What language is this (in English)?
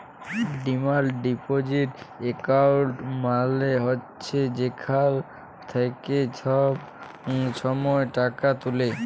Bangla